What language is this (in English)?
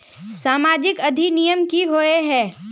Magahi